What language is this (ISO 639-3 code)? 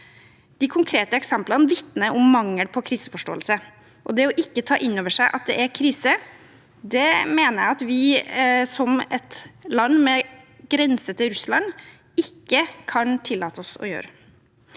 nor